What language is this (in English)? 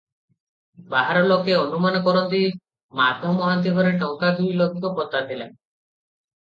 Odia